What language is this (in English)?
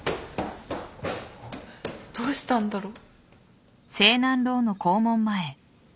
Japanese